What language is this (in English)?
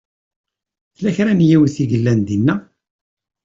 Kabyle